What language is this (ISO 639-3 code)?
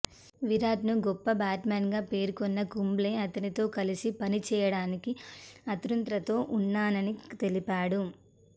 tel